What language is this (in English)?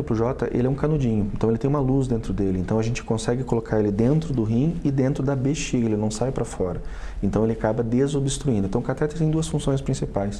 Portuguese